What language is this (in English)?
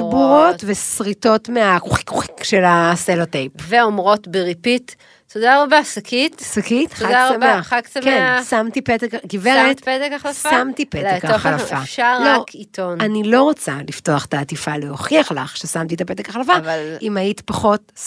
Hebrew